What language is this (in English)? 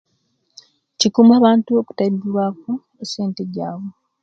Kenyi